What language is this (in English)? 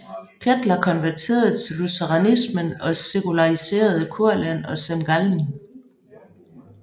Danish